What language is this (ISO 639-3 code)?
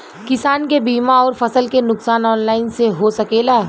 bho